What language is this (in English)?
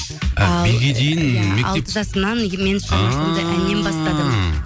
Kazakh